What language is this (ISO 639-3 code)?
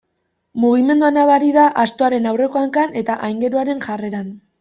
eus